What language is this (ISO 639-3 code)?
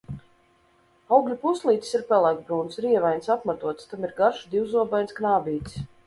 lav